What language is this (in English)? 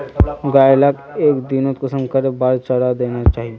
Magahi